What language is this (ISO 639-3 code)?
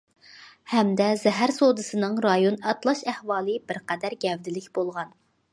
uig